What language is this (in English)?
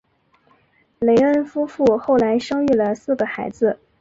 Chinese